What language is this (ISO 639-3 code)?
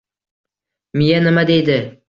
uzb